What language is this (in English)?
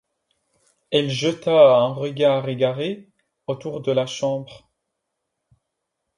French